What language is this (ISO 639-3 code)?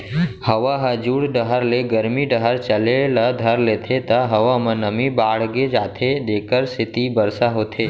hne